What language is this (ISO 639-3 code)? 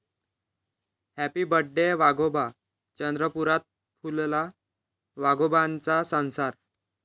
mar